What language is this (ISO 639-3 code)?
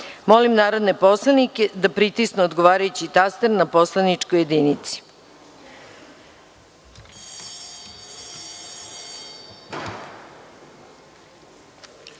srp